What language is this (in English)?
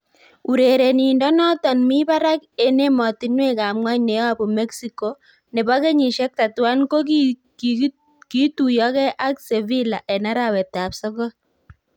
Kalenjin